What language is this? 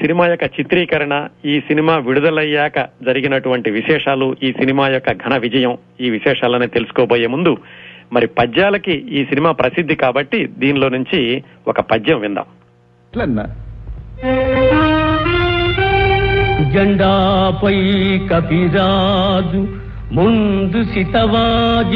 Telugu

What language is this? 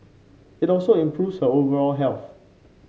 English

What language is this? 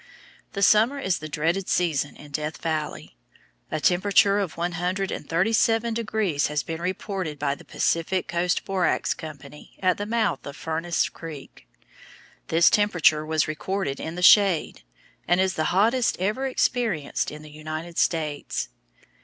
English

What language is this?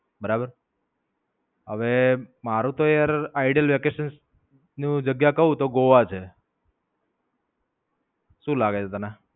Gujarati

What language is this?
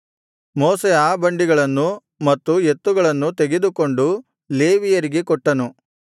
Kannada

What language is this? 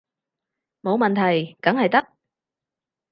Cantonese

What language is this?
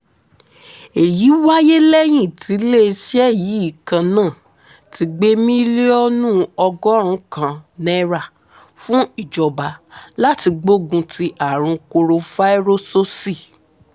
Yoruba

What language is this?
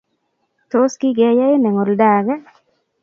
Kalenjin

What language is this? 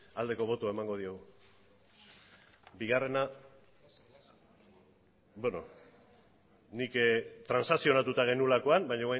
Basque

